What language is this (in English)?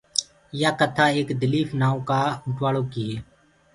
Gurgula